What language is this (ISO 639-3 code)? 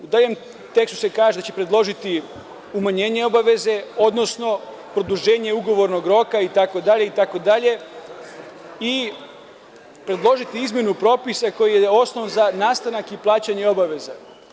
srp